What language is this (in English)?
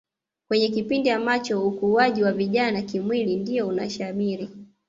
Swahili